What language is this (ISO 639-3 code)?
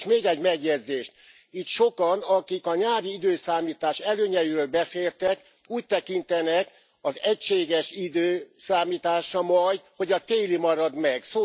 hun